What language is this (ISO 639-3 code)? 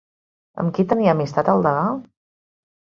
cat